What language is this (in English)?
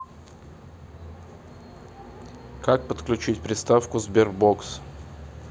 Russian